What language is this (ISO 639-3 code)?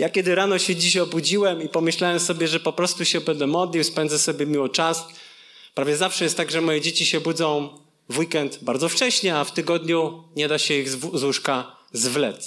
pol